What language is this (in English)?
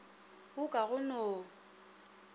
Northern Sotho